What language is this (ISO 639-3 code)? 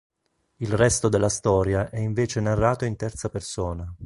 ita